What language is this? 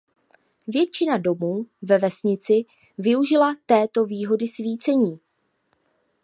Czech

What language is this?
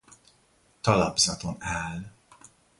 Hungarian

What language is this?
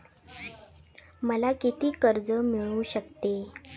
Marathi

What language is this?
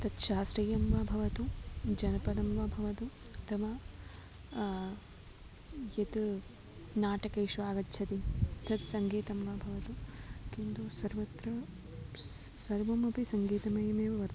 Sanskrit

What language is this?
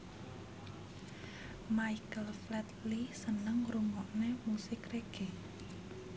Javanese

